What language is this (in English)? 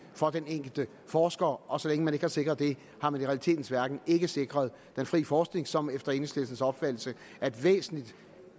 Danish